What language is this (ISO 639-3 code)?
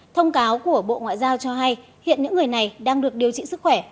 vie